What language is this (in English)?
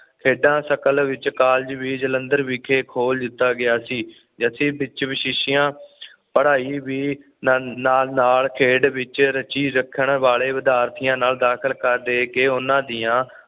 Punjabi